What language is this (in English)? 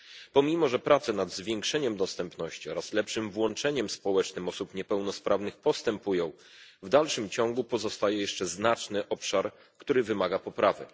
Polish